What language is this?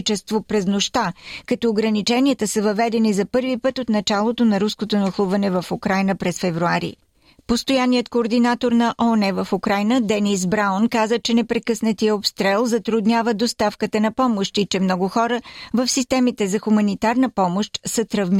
Bulgarian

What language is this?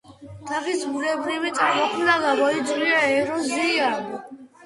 Georgian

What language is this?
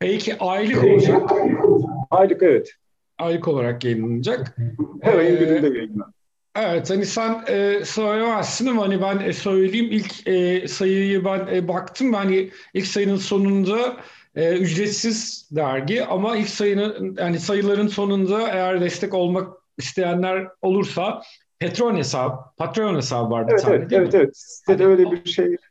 Turkish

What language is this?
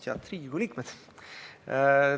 Estonian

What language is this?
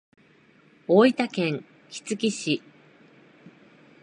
Japanese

